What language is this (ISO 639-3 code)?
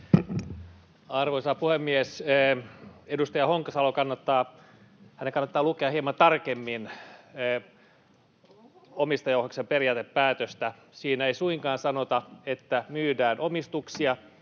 fin